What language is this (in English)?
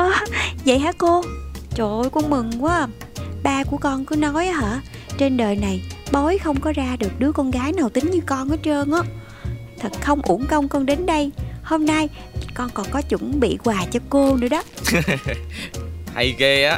Vietnamese